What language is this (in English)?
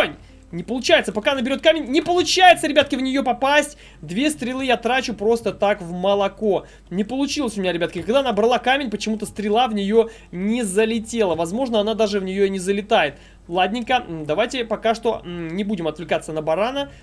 Russian